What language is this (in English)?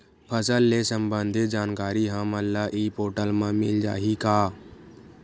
Chhattisgarhi